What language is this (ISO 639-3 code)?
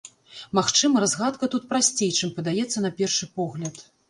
bel